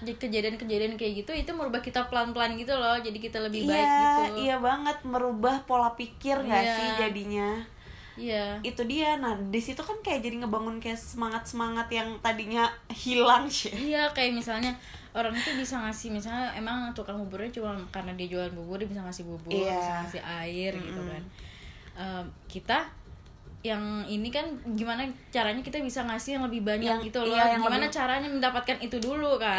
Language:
Indonesian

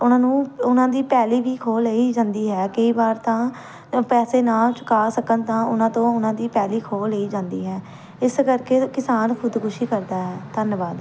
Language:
Punjabi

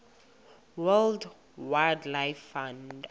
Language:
Xhosa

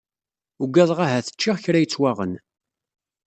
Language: Kabyle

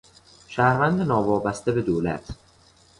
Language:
Persian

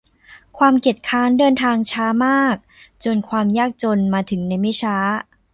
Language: Thai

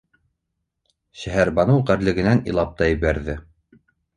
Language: Bashkir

